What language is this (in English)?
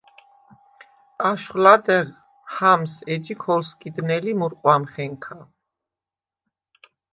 Svan